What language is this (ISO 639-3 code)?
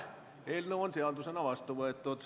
est